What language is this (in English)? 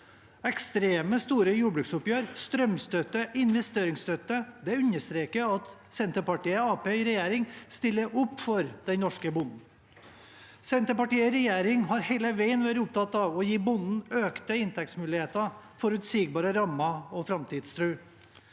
Norwegian